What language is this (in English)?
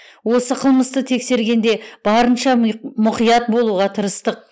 Kazakh